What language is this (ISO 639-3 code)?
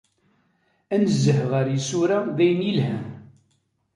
kab